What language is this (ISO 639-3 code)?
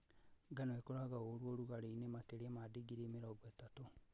kik